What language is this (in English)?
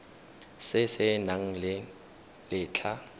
Tswana